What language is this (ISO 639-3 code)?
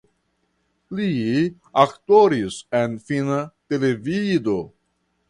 epo